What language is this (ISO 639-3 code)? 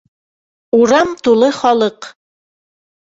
bak